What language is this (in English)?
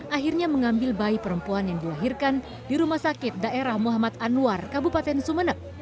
Indonesian